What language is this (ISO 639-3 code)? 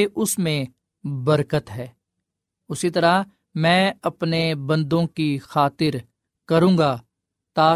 urd